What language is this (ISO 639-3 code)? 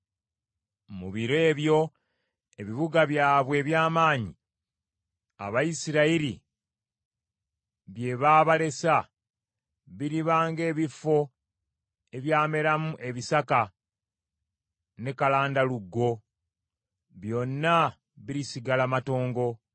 lug